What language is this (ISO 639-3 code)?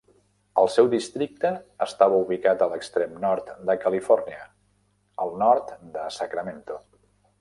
cat